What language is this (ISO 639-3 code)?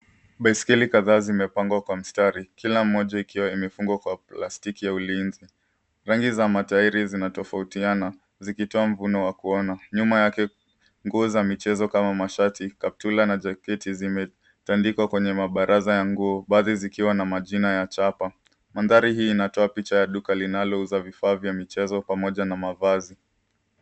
swa